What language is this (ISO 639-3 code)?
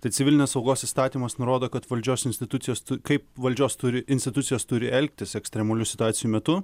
lit